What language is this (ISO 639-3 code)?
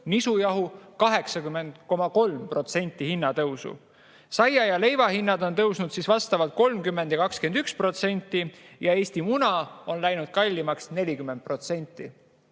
est